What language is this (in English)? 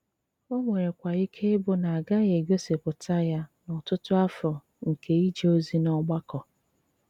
Igbo